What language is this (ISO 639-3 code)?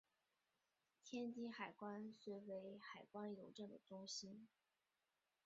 zho